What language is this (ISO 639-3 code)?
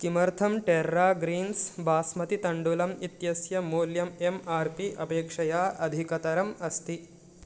san